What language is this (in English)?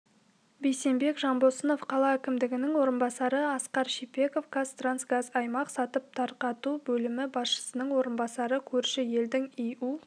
Kazakh